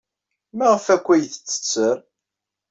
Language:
Kabyle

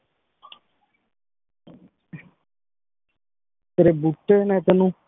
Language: Punjabi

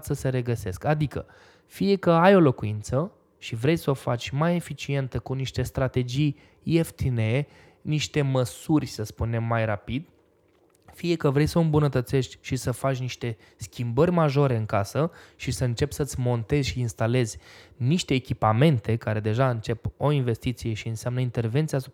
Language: Romanian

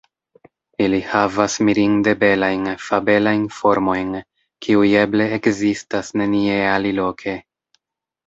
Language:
Esperanto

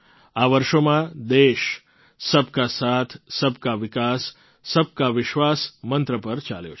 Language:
Gujarati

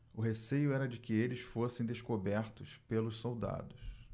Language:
Portuguese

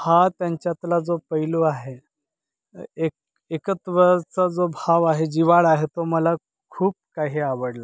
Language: Marathi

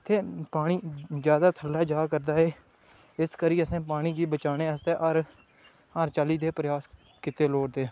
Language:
Dogri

